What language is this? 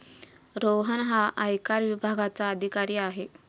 Marathi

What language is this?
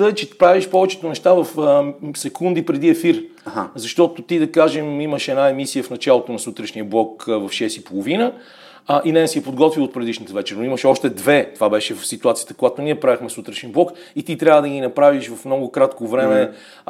Bulgarian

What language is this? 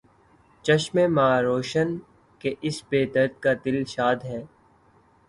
Urdu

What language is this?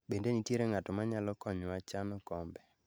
Luo (Kenya and Tanzania)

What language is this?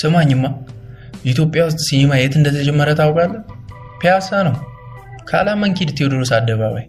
Amharic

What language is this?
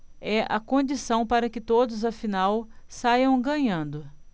Portuguese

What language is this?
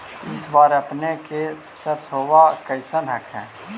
Magahi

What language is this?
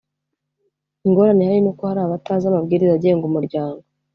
Kinyarwanda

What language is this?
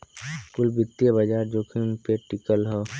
Bhojpuri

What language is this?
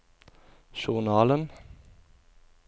Norwegian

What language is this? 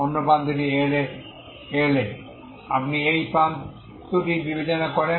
Bangla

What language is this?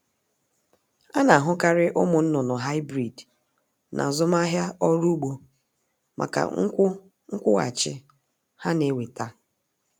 Igbo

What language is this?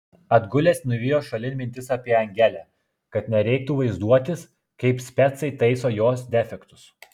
Lithuanian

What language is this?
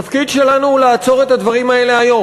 Hebrew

